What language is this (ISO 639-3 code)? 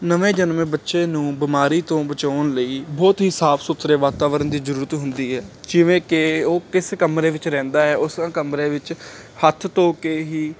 pan